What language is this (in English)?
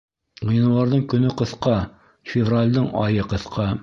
Bashkir